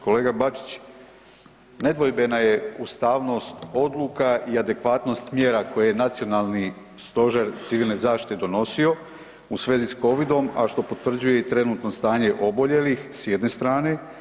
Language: Croatian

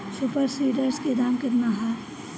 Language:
Bhojpuri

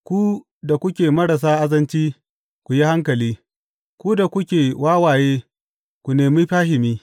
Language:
Hausa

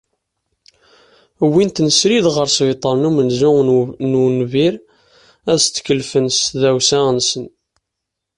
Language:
Kabyle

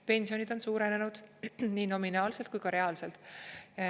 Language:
Estonian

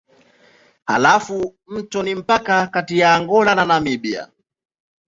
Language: Swahili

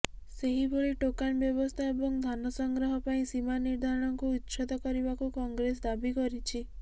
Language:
Odia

